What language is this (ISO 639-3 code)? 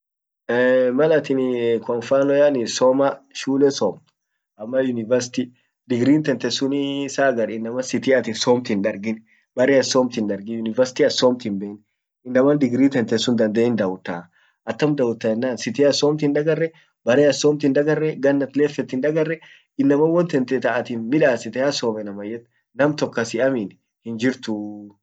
orc